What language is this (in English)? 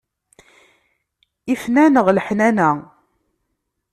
Kabyle